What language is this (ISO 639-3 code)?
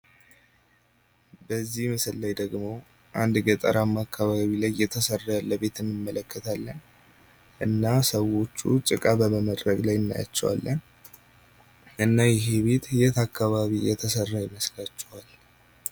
amh